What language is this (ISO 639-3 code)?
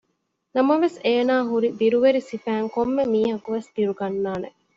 div